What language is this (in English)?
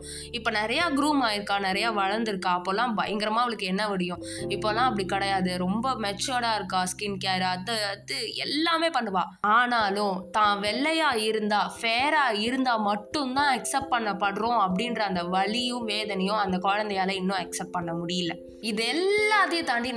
Tamil